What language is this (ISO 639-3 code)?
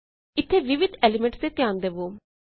pan